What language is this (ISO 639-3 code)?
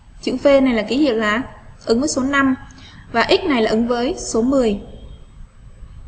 vie